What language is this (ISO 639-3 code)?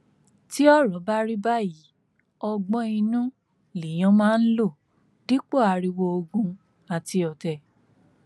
yor